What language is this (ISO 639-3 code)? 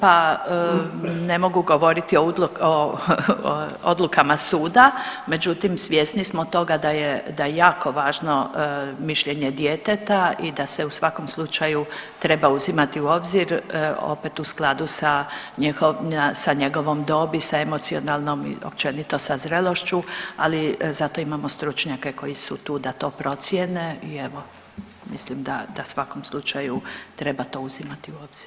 hrv